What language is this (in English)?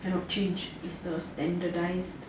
English